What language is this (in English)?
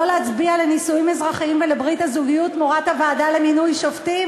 Hebrew